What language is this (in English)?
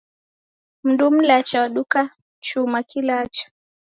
Taita